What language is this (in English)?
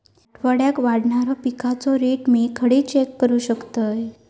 Marathi